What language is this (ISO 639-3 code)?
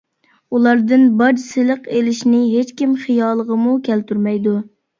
uig